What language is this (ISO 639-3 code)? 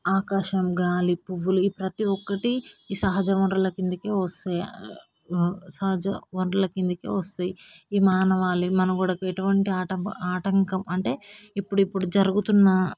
tel